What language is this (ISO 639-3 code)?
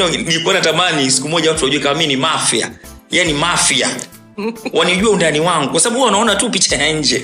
swa